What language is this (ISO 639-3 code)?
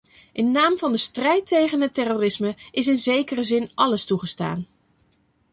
nld